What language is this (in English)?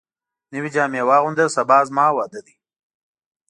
Pashto